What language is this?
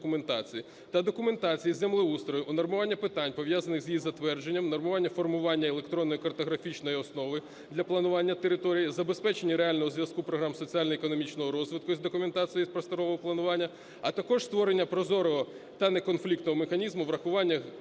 Ukrainian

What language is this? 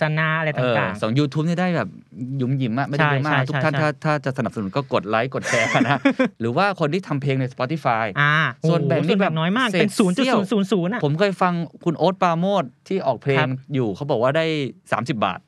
Thai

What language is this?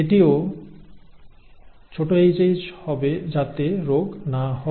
Bangla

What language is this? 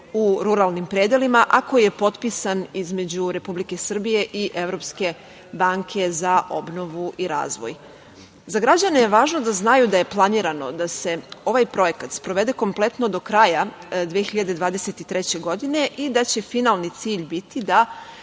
Serbian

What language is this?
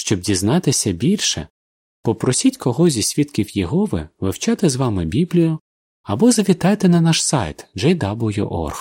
Ukrainian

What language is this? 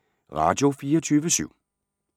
Danish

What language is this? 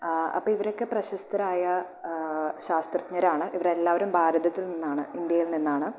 Malayalam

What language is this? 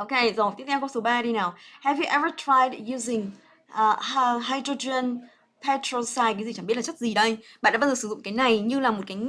Vietnamese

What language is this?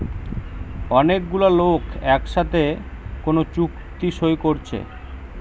Bangla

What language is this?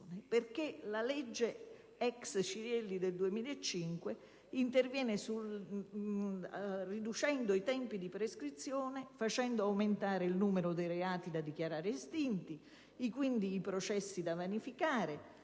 Italian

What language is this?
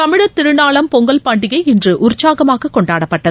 Tamil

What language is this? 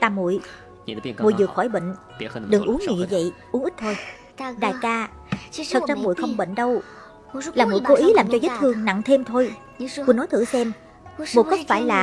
Vietnamese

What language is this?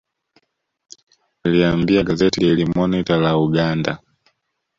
Swahili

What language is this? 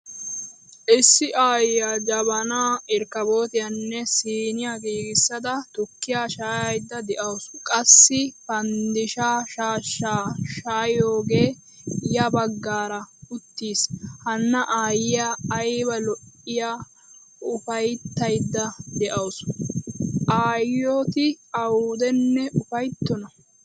Wolaytta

